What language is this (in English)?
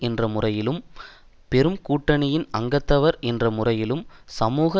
Tamil